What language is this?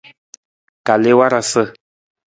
Nawdm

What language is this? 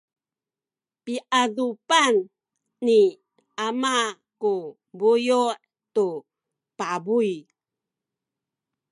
Sakizaya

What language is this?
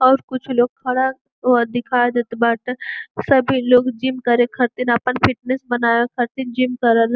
Bhojpuri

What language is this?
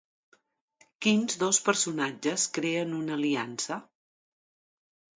Catalan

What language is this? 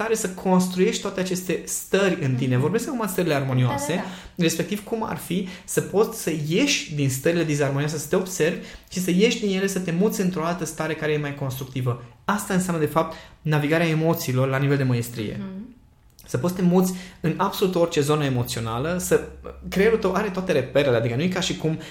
Romanian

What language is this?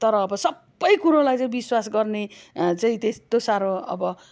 Nepali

